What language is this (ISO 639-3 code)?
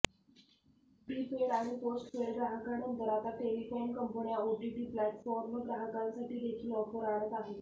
mar